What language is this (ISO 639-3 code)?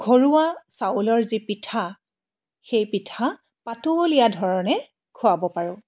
asm